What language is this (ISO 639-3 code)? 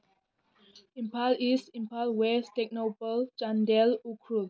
mni